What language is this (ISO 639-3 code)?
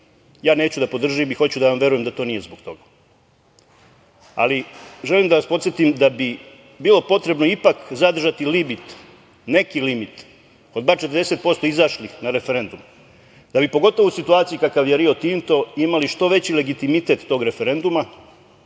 srp